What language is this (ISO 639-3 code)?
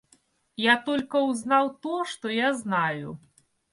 rus